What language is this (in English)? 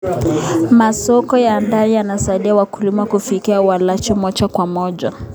Kalenjin